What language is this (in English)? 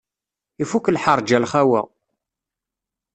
Kabyle